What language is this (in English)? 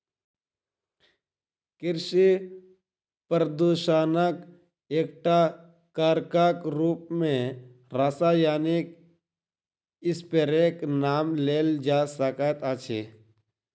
Maithili